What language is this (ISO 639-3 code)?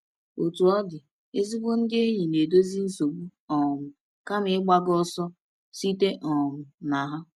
ibo